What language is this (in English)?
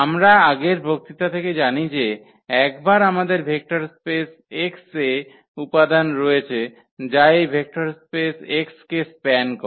Bangla